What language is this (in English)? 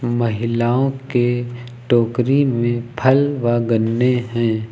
Hindi